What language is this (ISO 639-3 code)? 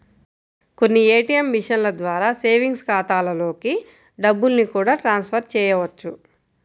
tel